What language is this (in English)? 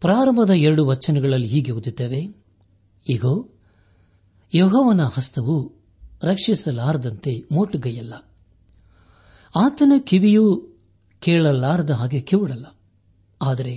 Kannada